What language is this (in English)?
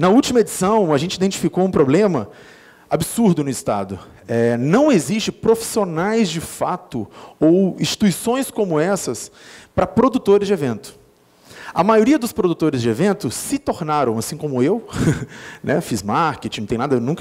Portuguese